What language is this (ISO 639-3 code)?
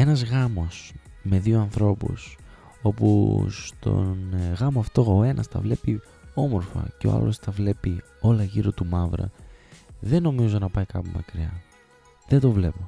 ell